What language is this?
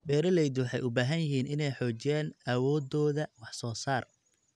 Somali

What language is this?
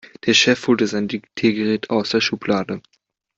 German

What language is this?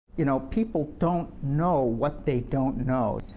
English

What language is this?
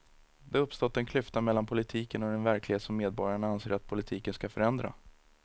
Swedish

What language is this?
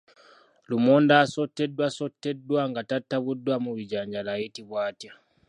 Ganda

